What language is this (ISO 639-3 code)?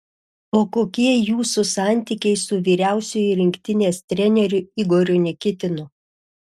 lit